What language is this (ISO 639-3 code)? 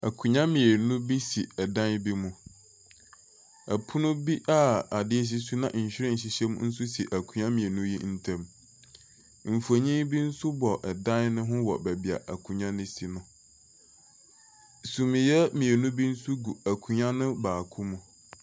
aka